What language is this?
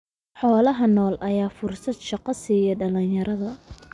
Somali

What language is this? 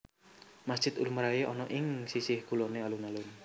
Javanese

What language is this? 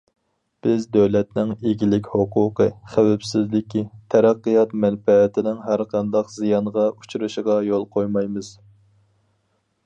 Uyghur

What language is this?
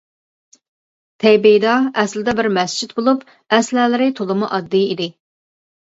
Uyghur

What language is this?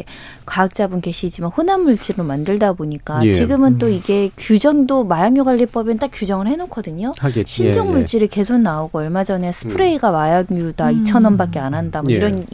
Korean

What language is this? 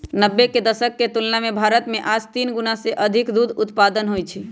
Magahi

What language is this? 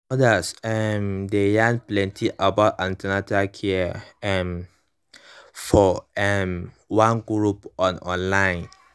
Nigerian Pidgin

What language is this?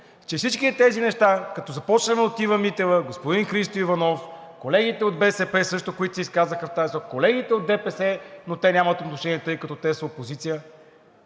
Bulgarian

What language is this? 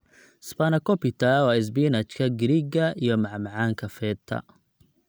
Somali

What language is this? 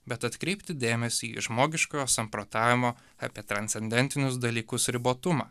Lithuanian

